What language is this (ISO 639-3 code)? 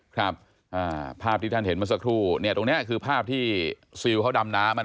tha